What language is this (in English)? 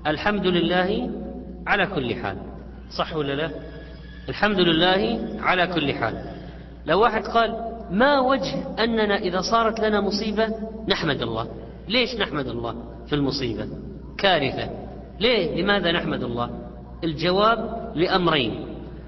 Arabic